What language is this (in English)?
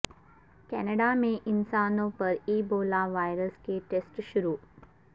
Urdu